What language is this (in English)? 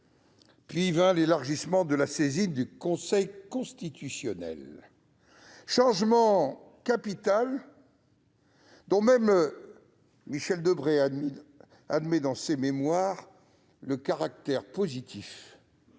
French